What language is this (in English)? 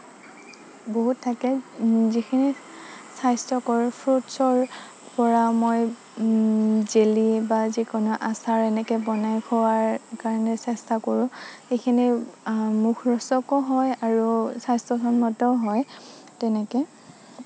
Assamese